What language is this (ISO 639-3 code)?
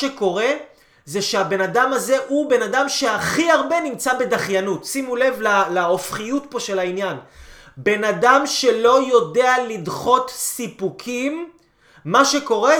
heb